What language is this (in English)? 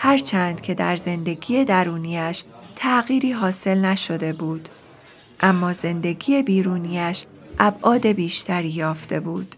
Persian